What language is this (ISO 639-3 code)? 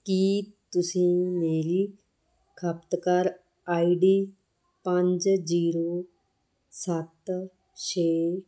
pan